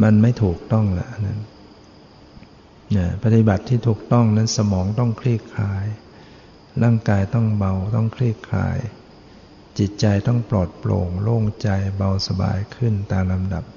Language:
Thai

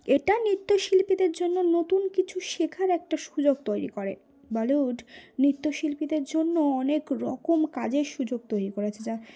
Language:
Bangla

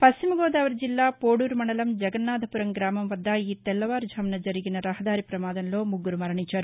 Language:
Telugu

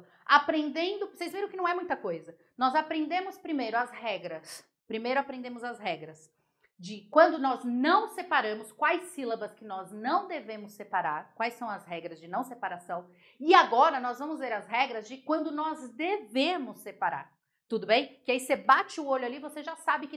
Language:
Portuguese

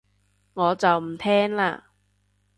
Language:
Cantonese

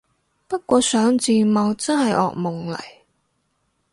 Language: Cantonese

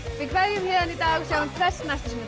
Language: Icelandic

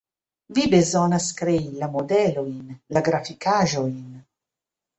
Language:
Esperanto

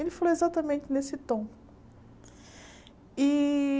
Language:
Portuguese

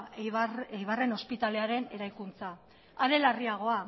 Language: Basque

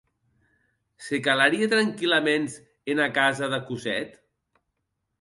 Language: Occitan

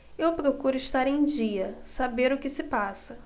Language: Portuguese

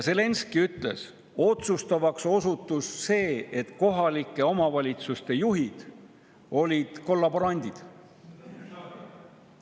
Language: Estonian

